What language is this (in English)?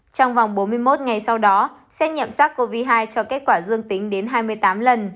Vietnamese